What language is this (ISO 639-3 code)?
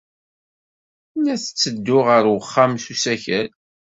kab